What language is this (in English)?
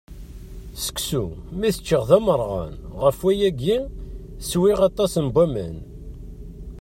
Kabyle